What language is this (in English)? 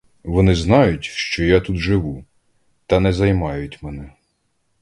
Ukrainian